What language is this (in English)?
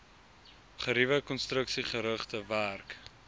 Afrikaans